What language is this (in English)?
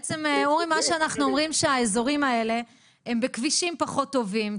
Hebrew